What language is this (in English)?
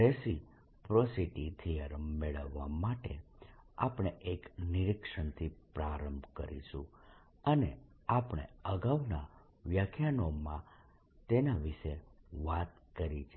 Gujarati